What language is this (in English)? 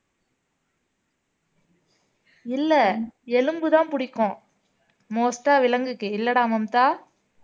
Tamil